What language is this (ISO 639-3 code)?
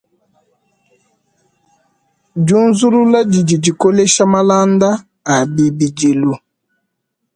lua